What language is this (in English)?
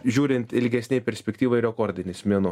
Lithuanian